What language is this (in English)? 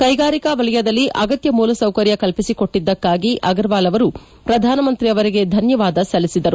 Kannada